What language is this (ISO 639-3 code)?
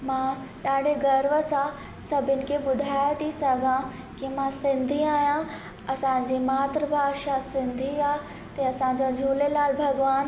snd